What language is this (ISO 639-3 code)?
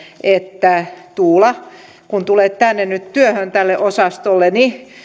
fin